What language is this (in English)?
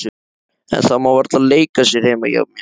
Icelandic